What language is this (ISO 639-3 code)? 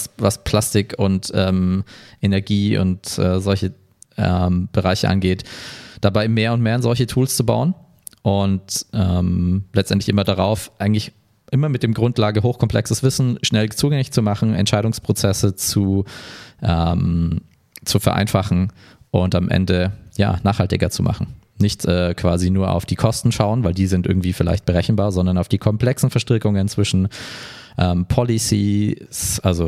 deu